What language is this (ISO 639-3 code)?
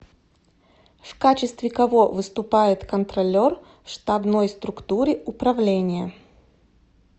rus